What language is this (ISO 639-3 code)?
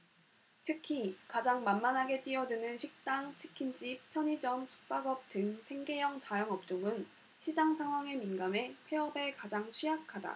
kor